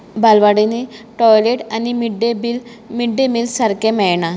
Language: Konkani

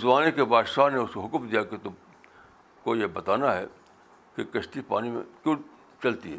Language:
Urdu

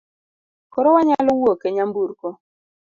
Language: Luo (Kenya and Tanzania)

